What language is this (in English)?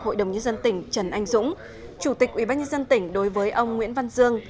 Vietnamese